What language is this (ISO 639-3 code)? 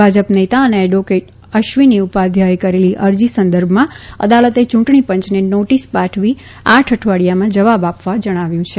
guj